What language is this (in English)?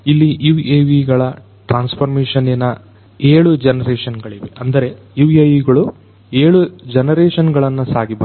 Kannada